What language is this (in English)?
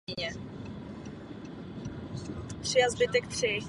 Czech